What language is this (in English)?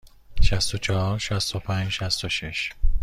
Persian